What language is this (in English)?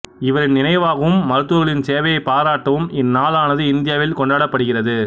Tamil